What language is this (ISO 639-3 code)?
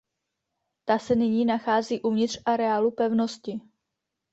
ces